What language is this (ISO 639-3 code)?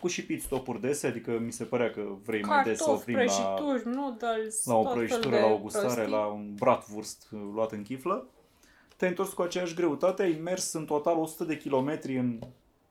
ron